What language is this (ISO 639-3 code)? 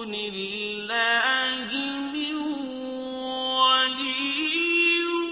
ara